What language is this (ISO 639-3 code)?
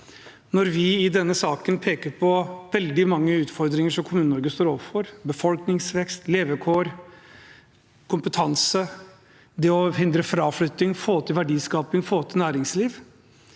nor